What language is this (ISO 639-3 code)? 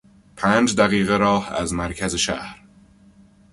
fas